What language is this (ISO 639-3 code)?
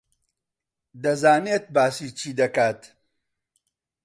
ckb